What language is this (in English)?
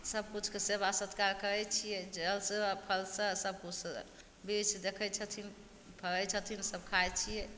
Maithili